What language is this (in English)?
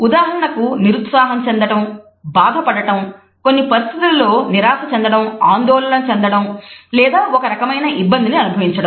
Telugu